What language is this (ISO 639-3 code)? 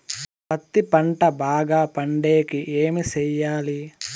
tel